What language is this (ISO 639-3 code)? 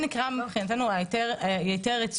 heb